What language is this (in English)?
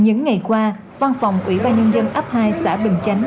Vietnamese